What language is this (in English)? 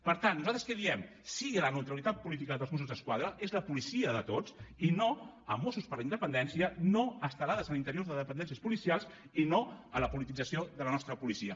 Catalan